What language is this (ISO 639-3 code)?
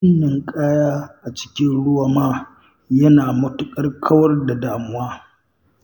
hau